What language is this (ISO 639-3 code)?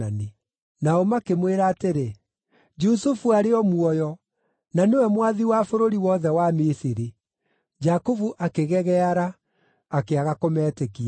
kik